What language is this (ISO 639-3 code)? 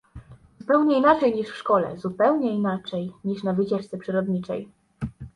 pol